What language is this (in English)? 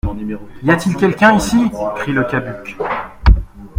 French